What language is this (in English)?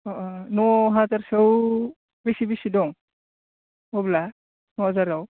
Bodo